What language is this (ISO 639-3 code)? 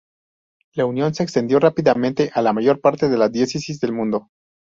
spa